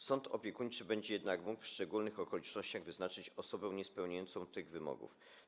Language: Polish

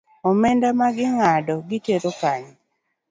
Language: Luo (Kenya and Tanzania)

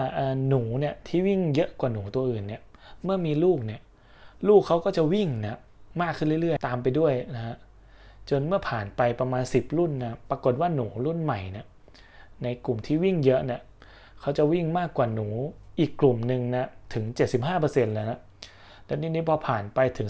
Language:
Thai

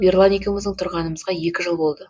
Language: Kazakh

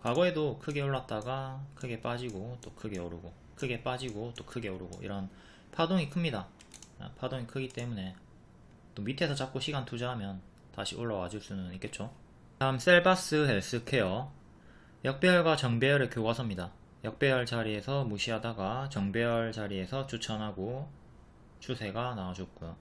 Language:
Korean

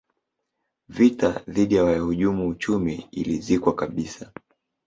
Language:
Swahili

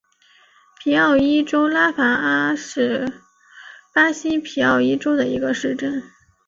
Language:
Chinese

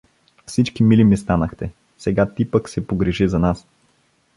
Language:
Bulgarian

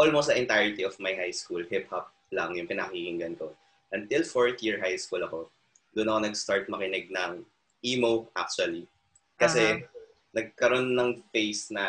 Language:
Filipino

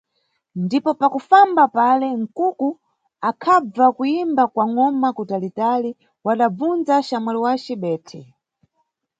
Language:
Nyungwe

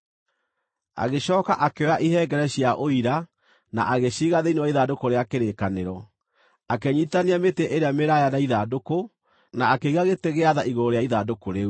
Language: Kikuyu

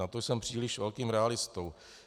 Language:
Czech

